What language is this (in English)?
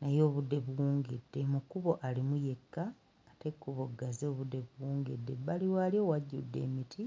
Ganda